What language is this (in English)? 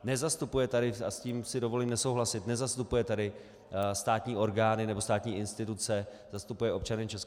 Czech